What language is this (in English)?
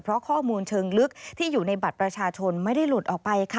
Thai